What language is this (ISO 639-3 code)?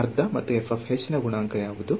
kan